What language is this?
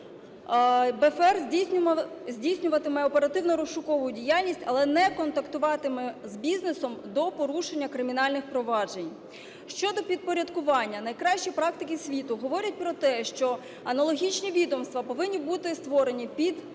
Ukrainian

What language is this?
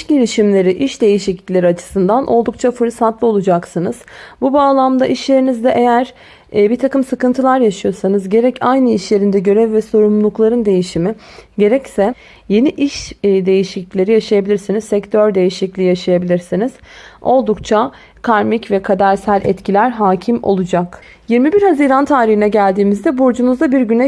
Turkish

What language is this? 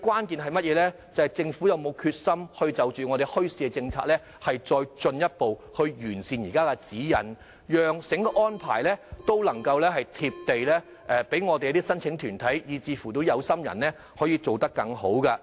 Cantonese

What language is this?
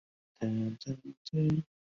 Chinese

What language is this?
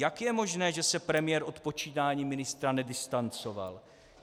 Czech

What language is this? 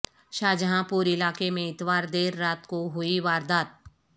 Urdu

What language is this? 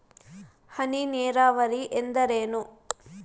Kannada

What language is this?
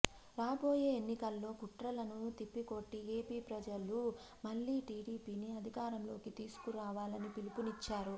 Telugu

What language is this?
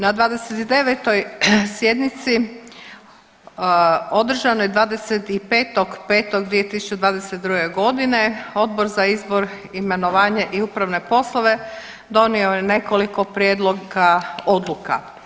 Croatian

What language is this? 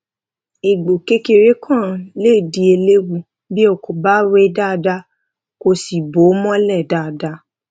Yoruba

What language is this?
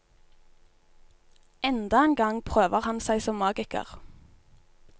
Norwegian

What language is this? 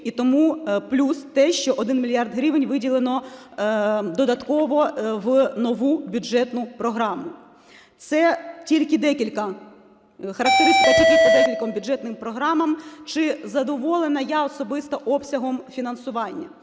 Ukrainian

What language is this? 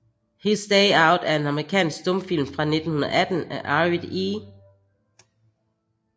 Danish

